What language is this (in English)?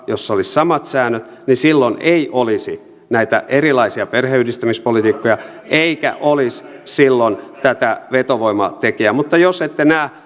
Finnish